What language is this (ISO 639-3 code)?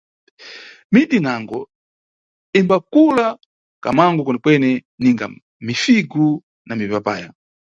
nyu